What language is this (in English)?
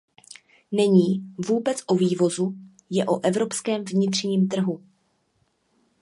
Czech